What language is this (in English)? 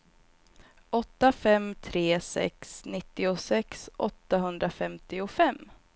Swedish